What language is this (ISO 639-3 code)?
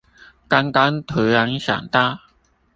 zho